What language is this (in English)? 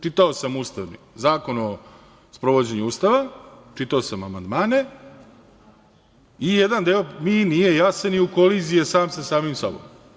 Serbian